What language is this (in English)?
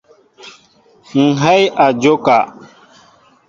Mbo (Cameroon)